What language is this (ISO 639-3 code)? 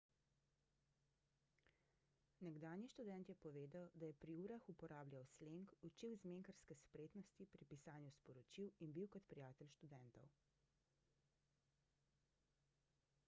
slv